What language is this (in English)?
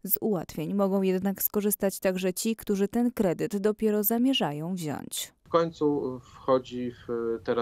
Polish